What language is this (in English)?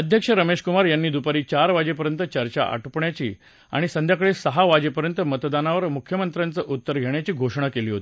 Marathi